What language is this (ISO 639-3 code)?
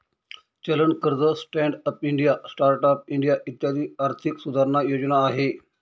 mar